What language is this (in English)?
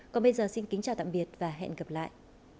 Vietnamese